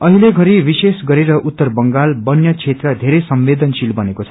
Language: Nepali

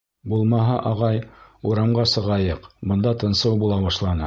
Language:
Bashkir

